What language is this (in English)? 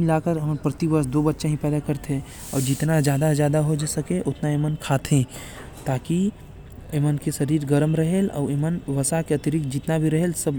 Korwa